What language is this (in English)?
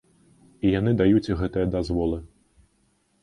Belarusian